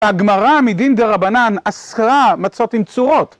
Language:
Hebrew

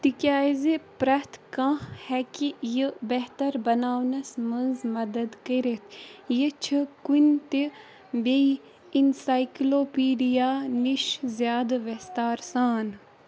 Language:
Kashmiri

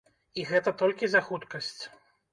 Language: Belarusian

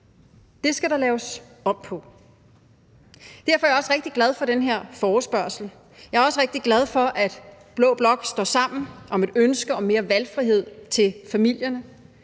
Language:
Danish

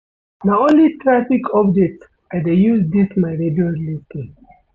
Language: Nigerian Pidgin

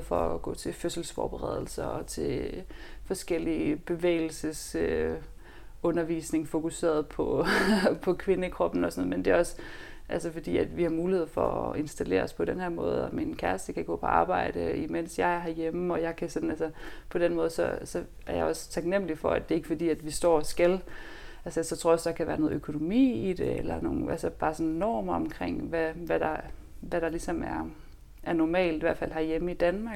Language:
Danish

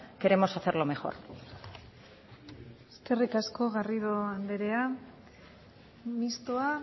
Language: Basque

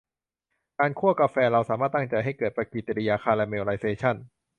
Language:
Thai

